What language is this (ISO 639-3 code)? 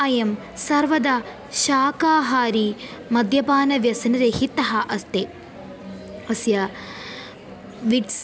san